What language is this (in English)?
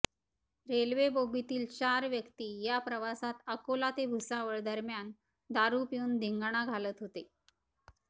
Marathi